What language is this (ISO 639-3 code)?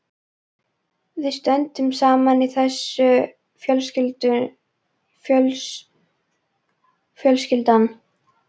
isl